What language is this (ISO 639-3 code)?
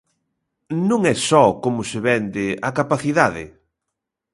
glg